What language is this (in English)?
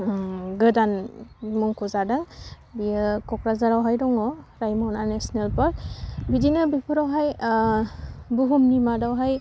Bodo